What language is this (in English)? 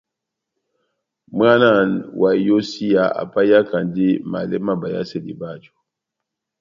Batanga